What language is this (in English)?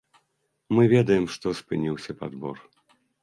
Belarusian